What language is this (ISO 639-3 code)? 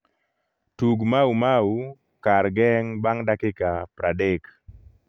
luo